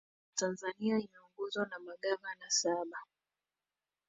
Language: Swahili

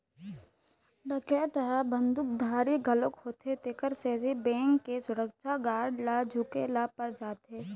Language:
Chhattisgarhi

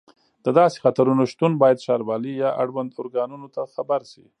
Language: Pashto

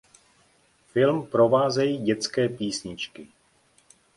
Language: Czech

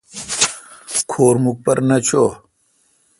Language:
Kalkoti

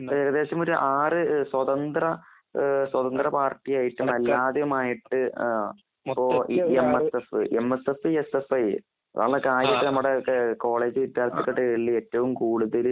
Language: Malayalam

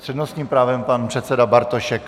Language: Czech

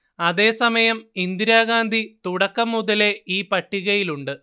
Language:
Malayalam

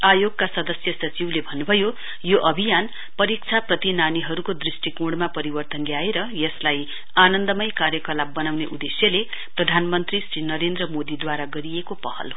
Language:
Nepali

